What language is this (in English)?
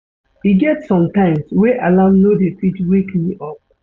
Nigerian Pidgin